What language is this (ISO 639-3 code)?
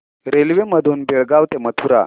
mar